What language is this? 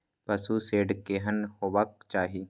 Maithili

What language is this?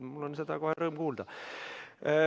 Estonian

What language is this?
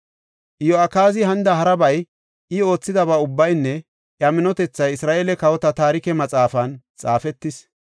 Gofa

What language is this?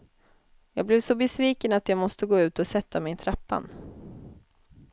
Swedish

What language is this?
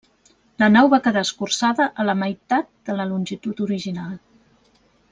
Catalan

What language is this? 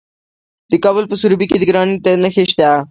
Pashto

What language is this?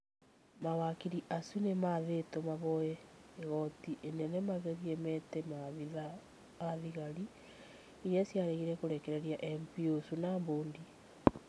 Kikuyu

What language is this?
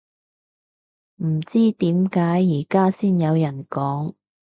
Cantonese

